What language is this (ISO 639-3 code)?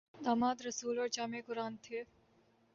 urd